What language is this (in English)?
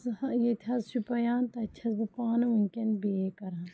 Kashmiri